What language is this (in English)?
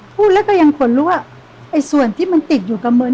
Thai